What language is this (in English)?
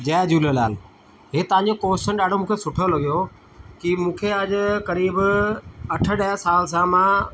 Sindhi